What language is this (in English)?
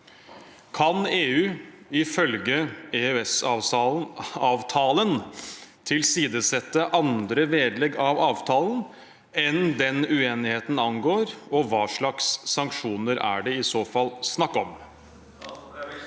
Norwegian